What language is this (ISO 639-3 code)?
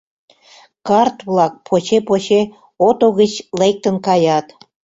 chm